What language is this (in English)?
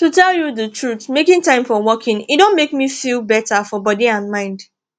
Nigerian Pidgin